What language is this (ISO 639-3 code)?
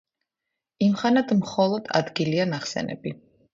kat